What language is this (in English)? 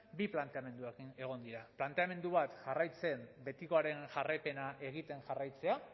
Basque